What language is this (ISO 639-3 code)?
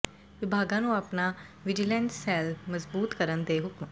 pan